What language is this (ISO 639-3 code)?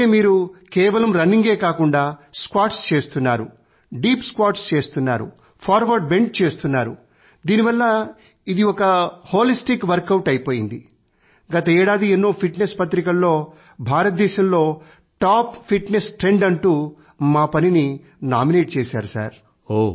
tel